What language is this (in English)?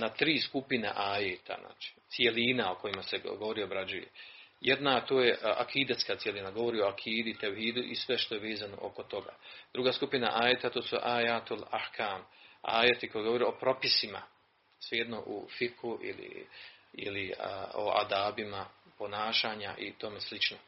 Croatian